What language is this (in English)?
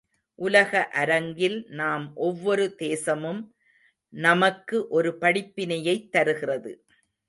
Tamil